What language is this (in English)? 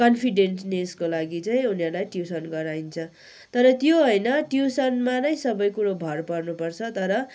Nepali